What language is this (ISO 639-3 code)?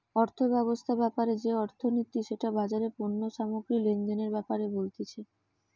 ben